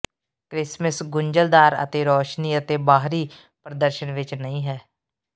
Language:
Punjabi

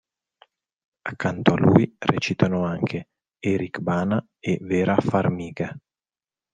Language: Italian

